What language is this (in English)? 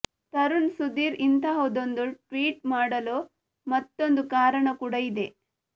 Kannada